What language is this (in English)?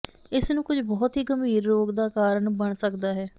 Punjabi